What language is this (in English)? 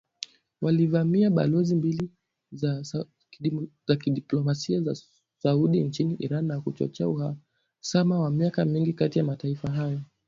Swahili